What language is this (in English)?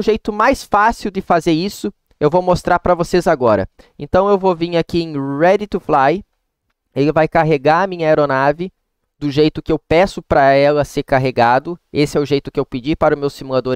Portuguese